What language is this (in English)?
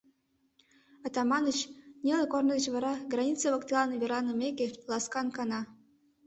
Mari